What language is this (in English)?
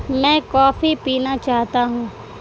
Urdu